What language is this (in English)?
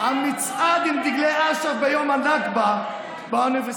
Hebrew